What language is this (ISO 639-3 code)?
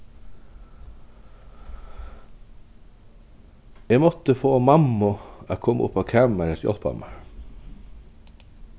fao